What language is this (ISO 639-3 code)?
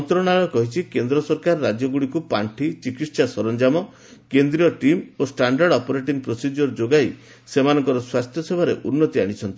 ori